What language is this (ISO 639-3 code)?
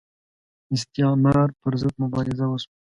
pus